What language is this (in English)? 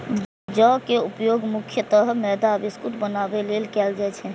Maithili